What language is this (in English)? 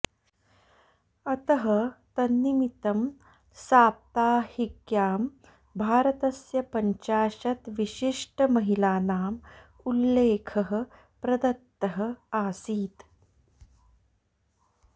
Sanskrit